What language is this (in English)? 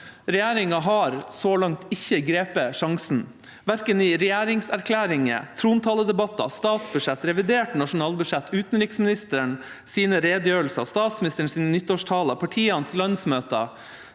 Norwegian